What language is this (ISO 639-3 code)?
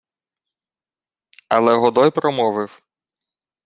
ukr